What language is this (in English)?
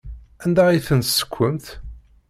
Kabyle